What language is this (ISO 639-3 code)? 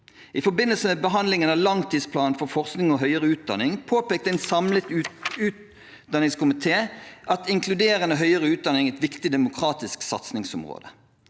nor